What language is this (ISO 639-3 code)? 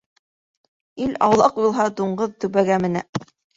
bak